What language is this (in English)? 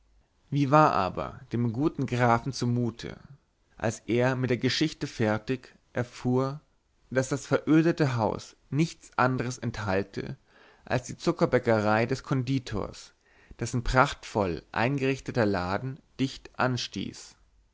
German